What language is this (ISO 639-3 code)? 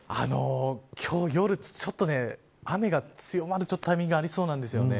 jpn